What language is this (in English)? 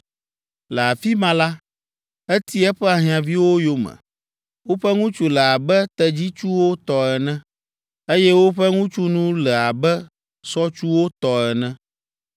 Ewe